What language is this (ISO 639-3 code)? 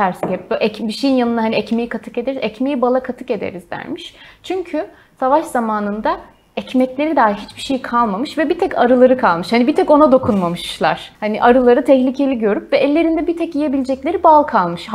tur